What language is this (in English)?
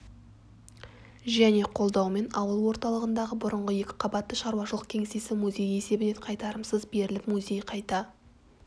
Kazakh